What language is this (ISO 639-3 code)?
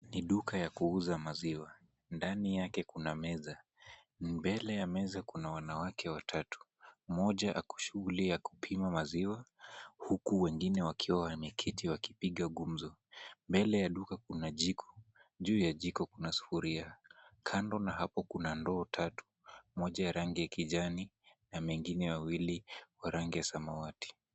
swa